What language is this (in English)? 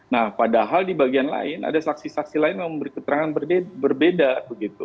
Indonesian